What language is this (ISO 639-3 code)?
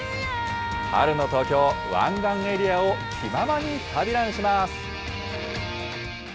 jpn